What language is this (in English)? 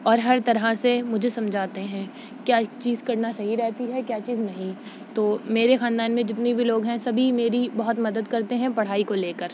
Urdu